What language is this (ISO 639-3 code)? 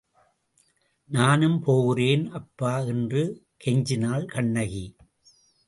tam